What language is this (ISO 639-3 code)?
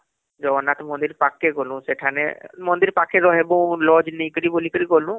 ori